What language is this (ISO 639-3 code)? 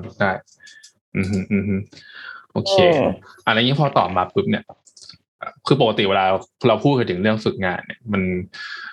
tha